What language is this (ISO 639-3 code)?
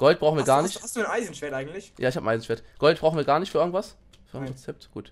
deu